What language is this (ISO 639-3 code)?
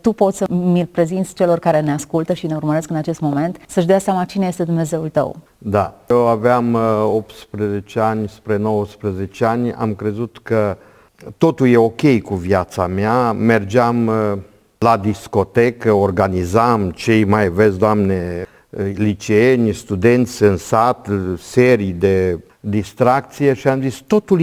ron